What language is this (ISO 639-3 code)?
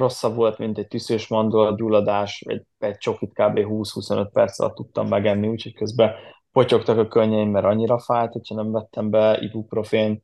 hun